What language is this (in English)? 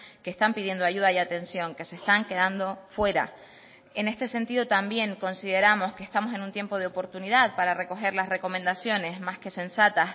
Spanish